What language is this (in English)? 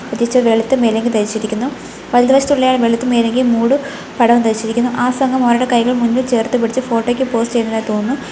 Malayalam